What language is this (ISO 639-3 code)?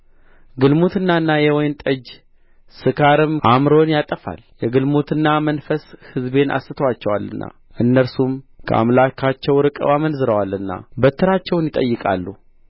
amh